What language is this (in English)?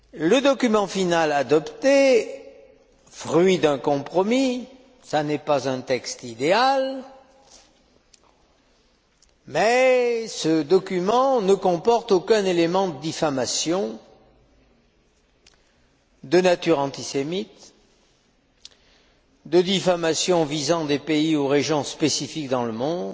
French